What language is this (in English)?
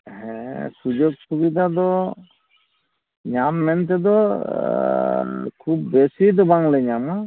Santali